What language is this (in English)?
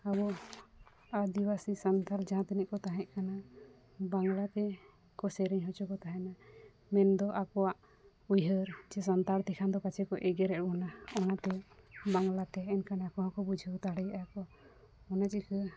Santali